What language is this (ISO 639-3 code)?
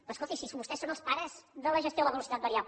cat